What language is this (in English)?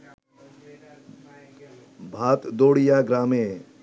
Bangla